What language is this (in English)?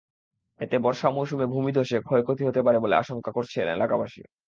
Bangla